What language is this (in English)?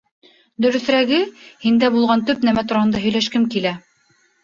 Bashkir